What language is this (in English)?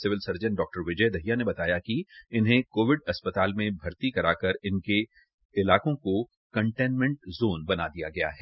Hindi